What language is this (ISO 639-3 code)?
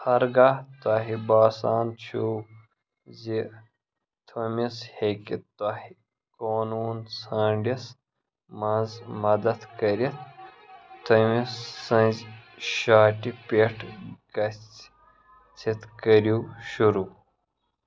kas